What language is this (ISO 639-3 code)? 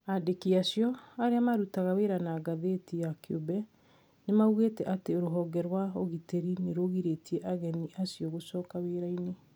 kik